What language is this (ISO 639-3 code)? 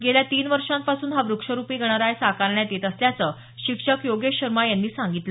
mar